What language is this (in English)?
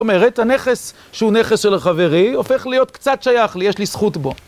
Hebrew